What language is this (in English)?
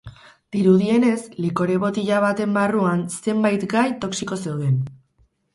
Basque